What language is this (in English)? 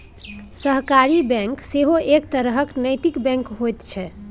Maithili